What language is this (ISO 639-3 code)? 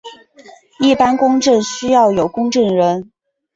zho